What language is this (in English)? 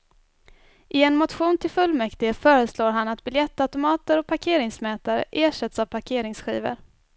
Swedish